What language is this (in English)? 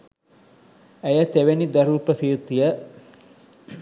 Sinhala